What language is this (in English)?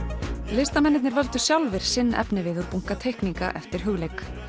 Icelandic